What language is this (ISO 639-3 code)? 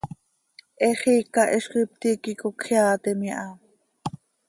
sei